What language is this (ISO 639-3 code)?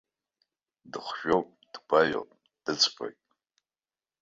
abk